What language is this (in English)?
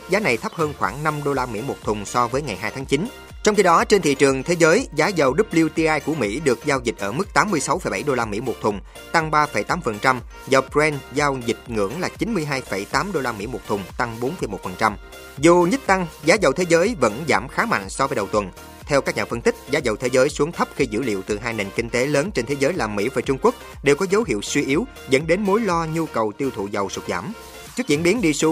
Vietnamese